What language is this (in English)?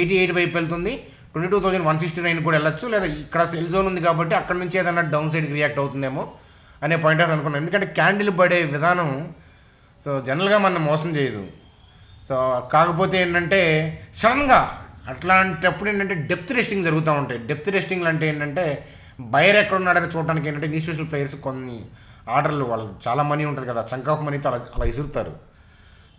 Telugu